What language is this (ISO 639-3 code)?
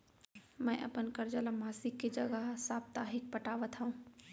hne